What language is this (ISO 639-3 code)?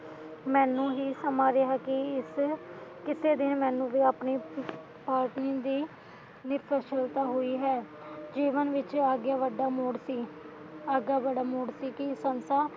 pan